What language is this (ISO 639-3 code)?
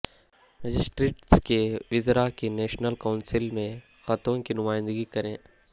urd